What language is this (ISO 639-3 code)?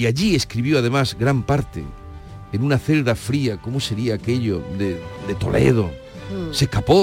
spa